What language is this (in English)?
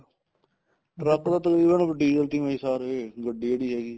Punjabi